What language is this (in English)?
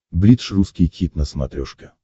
Russian